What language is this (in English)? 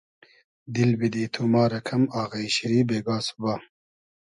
Hazaragi